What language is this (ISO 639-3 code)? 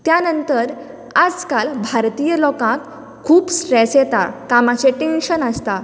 kok